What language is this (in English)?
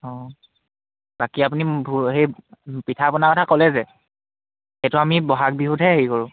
Assamese